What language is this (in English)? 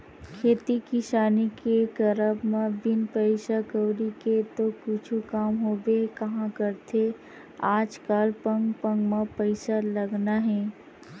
Chhattisgarhi